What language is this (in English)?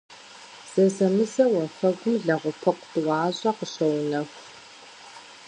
Kabardian